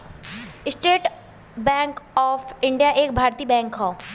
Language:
Bhojpuri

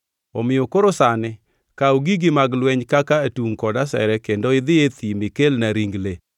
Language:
Luo (Kenya and Tanzania)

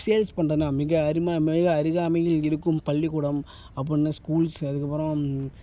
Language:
Tamil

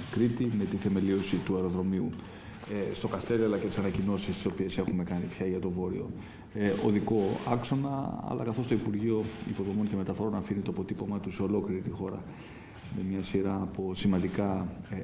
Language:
Greek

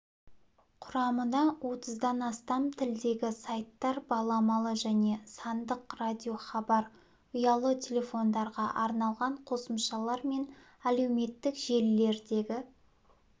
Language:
Kazakh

